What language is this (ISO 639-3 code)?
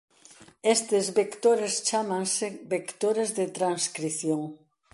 glg